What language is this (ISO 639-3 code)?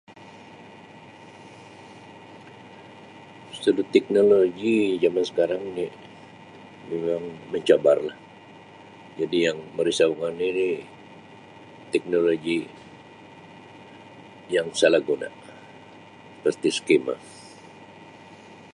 msi